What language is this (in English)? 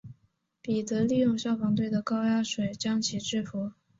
Chinese